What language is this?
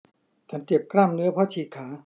Thai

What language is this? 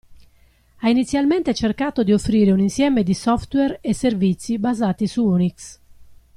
Italian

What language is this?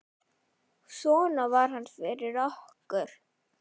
Icelandic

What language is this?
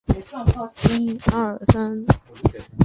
Chinese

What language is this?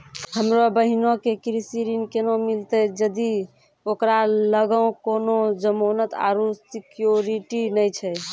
Maithili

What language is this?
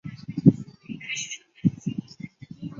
Chinese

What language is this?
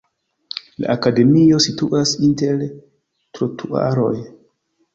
Esperanto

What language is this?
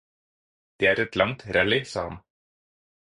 Norwegian Bokmål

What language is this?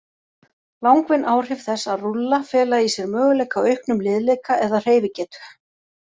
Icelandic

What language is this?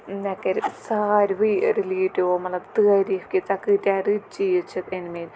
Kashmiri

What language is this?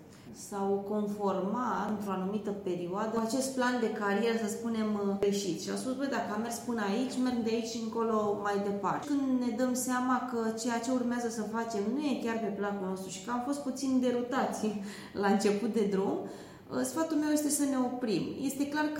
Romanian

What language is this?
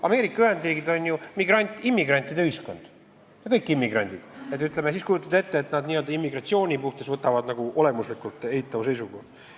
Estonian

